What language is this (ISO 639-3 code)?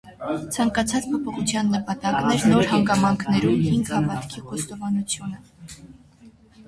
hye